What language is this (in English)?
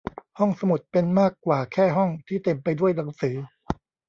Thai